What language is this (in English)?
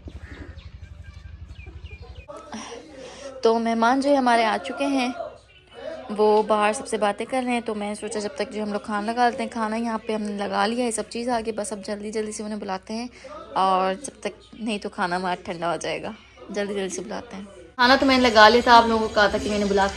Urdu